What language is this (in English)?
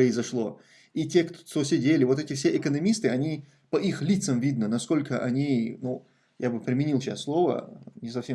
Russian